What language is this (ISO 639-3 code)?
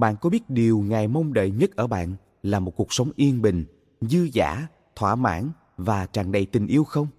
vie